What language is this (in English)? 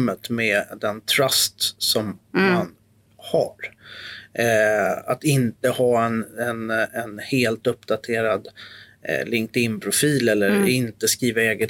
Swedish